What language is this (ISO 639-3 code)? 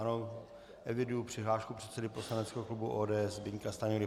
ces